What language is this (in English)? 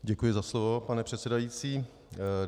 Czech